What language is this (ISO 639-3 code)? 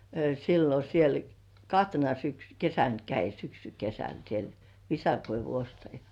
fin